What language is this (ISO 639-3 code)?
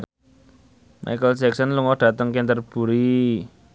jav